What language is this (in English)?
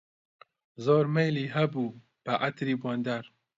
Central Kurdish